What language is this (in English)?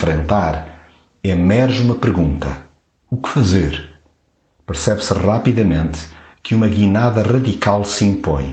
Portuguese